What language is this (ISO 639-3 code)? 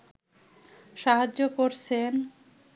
ben